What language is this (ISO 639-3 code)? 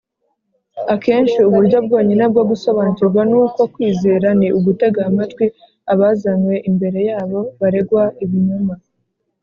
kin